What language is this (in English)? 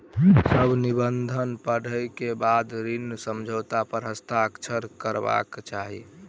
Maithili